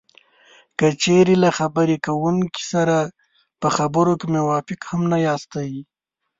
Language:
Pashto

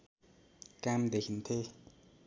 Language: Nepali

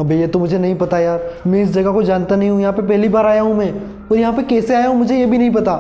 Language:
Hindi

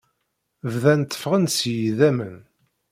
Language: Kabyle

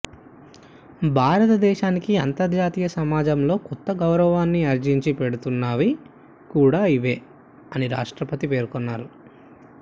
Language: Telugu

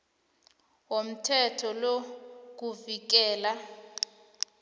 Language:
South Ndebele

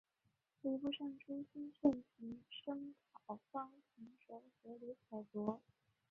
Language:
Chinese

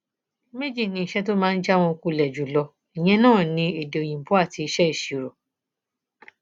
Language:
Yoruba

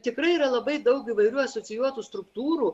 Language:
Lithuanian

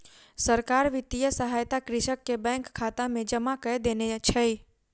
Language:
Maithili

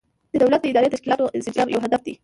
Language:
Pashto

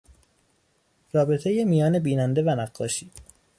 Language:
Persian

